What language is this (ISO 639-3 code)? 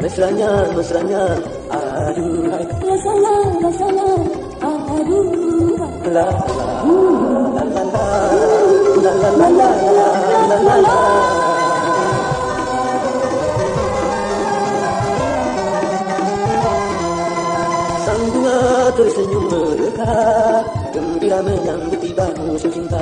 ind